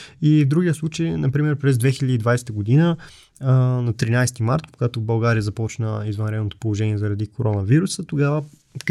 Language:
Bulgarian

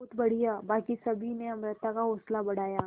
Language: Hindi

